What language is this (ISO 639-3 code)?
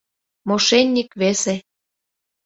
chm